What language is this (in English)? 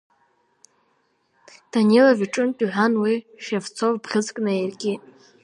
Abkhazian